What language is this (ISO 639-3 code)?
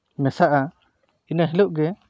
sat